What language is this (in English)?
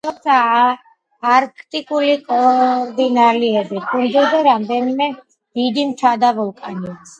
Georgian